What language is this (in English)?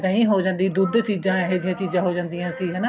Punjabi